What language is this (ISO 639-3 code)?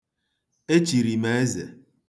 ibo